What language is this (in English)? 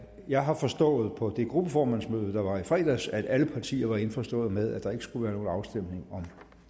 Danish